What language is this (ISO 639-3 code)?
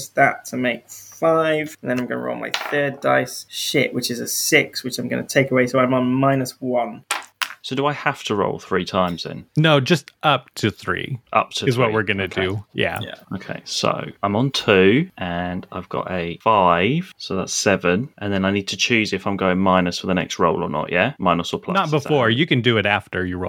eng